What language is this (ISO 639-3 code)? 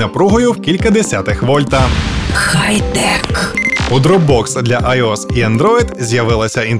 ukr